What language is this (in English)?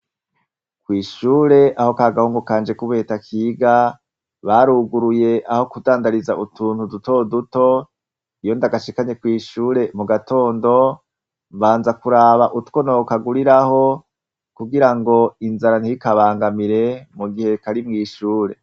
Rundi